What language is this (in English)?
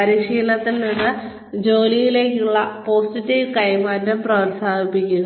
Malayalam